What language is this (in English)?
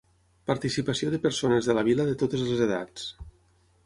Catalan